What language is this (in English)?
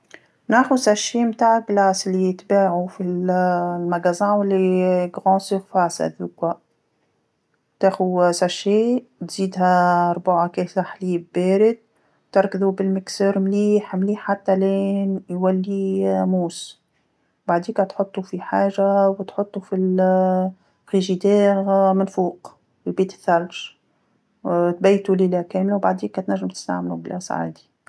Tunisian Arabic